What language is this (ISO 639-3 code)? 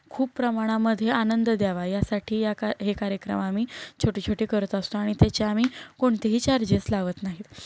mar